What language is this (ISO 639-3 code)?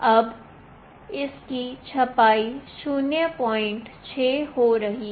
hin